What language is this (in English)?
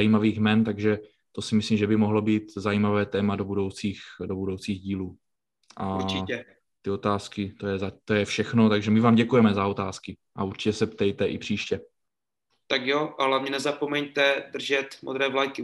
Czech